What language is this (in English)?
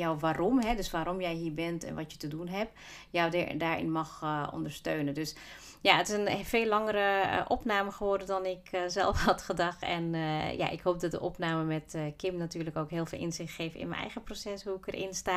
Dutch